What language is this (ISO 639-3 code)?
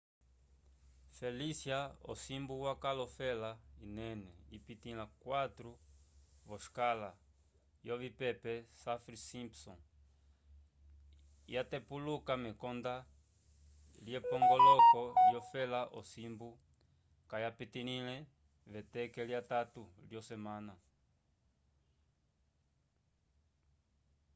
umb